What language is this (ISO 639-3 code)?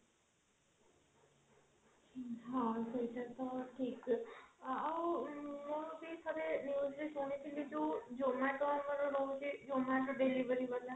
ori